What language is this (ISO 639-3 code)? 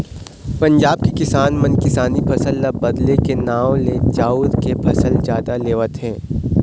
hne